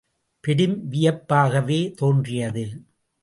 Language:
Tamil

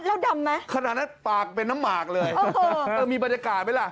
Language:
Thai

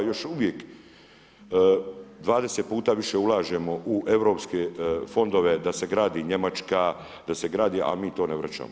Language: Croatian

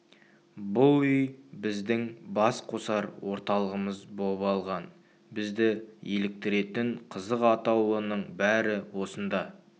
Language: Kazakh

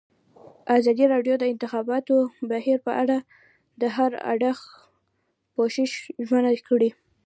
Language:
Pashto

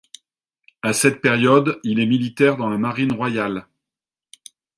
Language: French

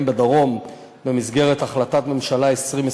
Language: Hebrew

